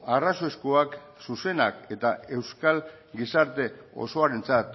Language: Basque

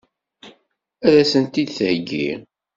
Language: Kabyle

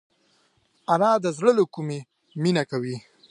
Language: Pashto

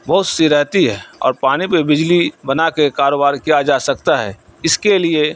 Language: Urdu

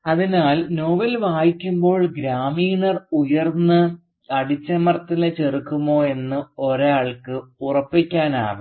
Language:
Malayalam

